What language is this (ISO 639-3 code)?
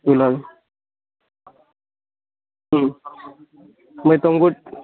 ori